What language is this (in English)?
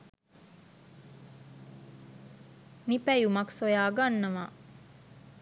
Sinhala